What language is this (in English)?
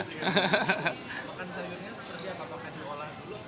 Indonesian